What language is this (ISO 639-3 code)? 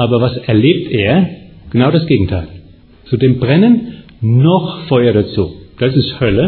deu